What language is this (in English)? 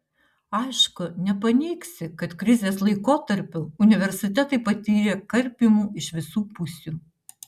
Lithuanian